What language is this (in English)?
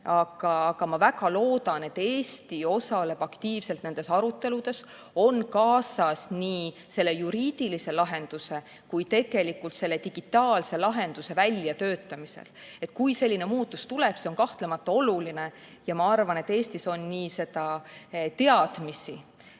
Estonian